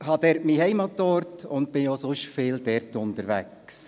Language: Swiss German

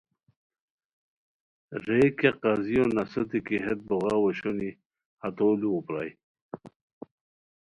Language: Khowar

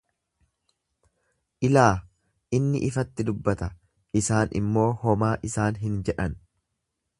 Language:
Oromo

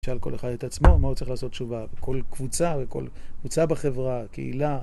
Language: Hebrew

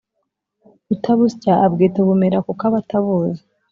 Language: Kinyarwanda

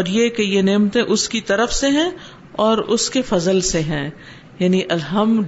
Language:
Urdu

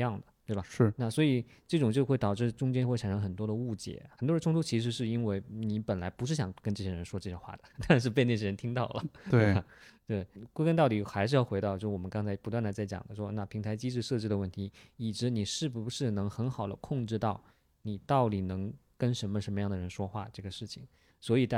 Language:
Chinese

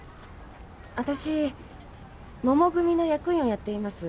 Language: Japanese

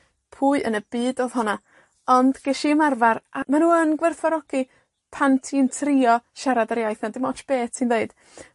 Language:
Welsh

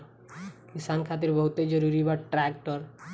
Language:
Bhojpuri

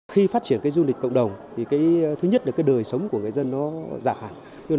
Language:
Vietnamese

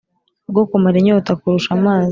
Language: Kinyarwanda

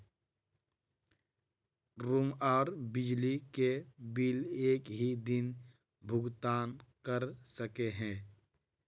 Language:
Magahi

